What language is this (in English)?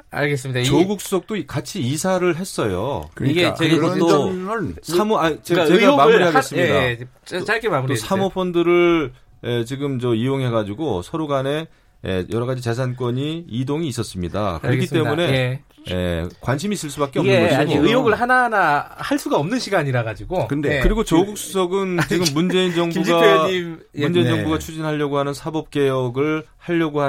Korean